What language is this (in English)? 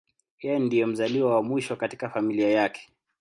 Swahili